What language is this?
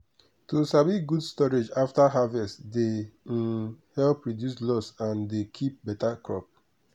Nigerian Pidgin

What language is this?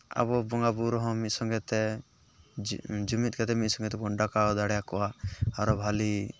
Santali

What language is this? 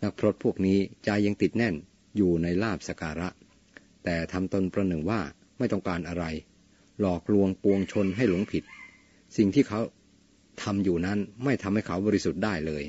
Thai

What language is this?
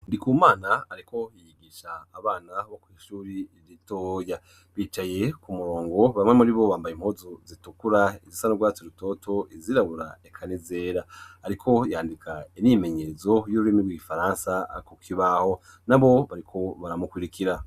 Rundi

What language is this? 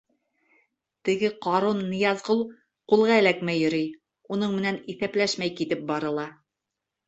Bashkir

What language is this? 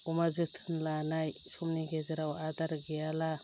Bodo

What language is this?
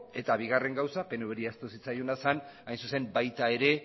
Basque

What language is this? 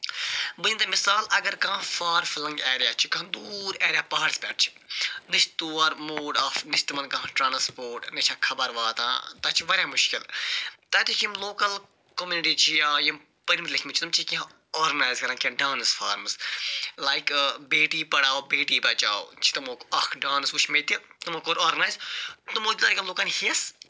Kashmiri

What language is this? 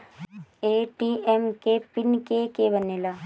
Bhojpuri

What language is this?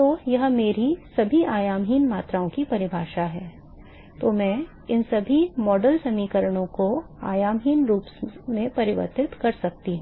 Hindi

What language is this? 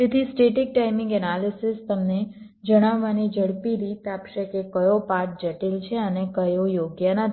Gujarati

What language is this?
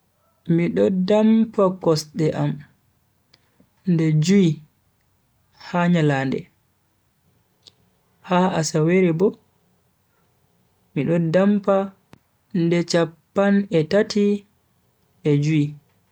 Bagirmi Fulfulde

